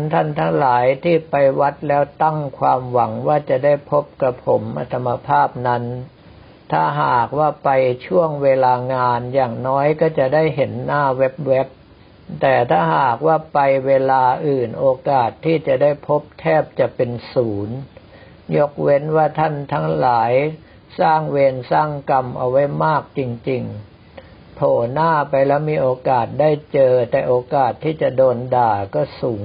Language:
Thai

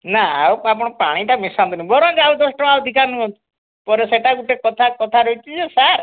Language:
Odia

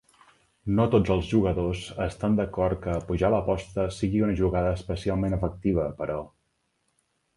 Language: Catalan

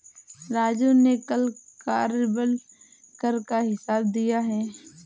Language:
Hindi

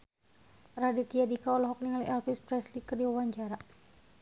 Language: Sundanese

